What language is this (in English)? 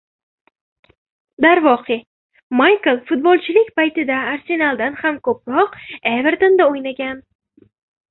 Uzbek